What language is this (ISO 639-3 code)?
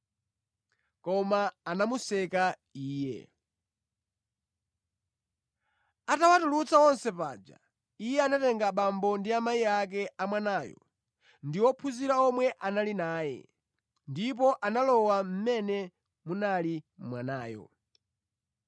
nya